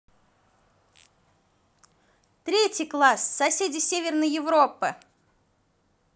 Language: Russian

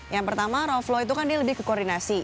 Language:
Indonesian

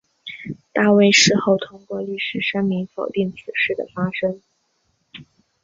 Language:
Chinese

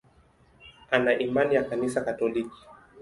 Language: Swahili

